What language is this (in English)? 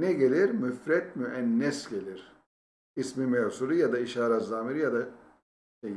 Turkish